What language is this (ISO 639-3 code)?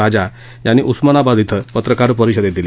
mar